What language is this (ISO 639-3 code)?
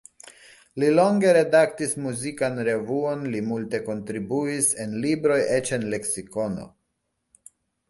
epo